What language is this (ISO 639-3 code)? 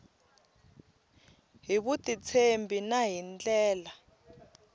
tso